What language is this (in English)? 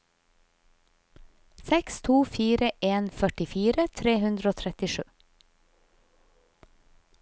Norwegian